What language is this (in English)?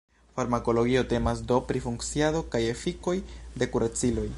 Esperanto